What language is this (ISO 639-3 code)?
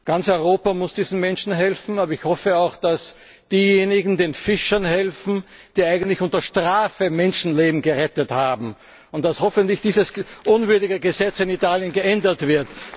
deu